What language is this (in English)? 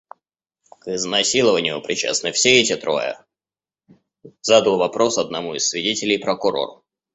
Russian